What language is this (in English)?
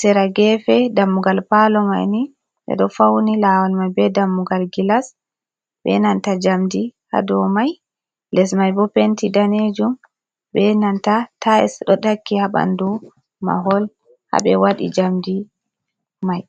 Fula